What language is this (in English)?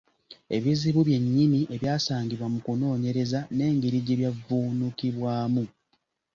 Ganda